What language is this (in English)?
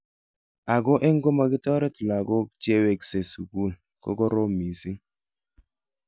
Kalenjin